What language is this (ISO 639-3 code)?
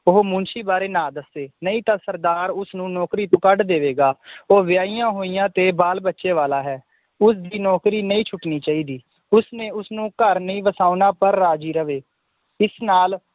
pan